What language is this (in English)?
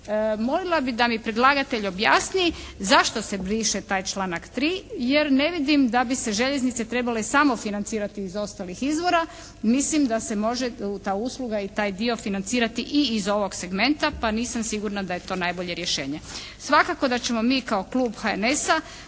Croatian